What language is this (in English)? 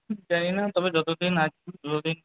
Bangla